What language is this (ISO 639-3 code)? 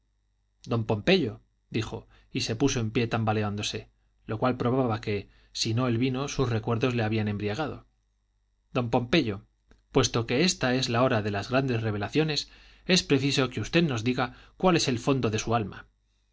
spa